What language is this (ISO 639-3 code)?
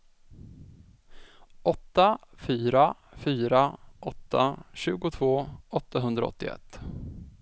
swe